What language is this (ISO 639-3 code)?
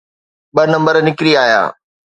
snd